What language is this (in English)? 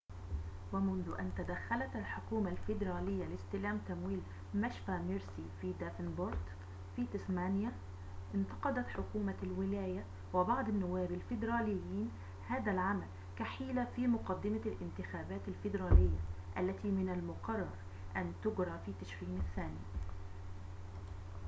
Arabic